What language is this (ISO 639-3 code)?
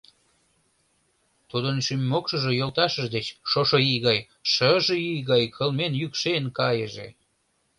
chm